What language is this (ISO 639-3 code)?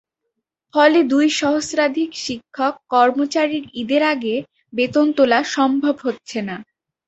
ben